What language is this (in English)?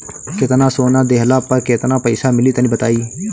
Bhojpuri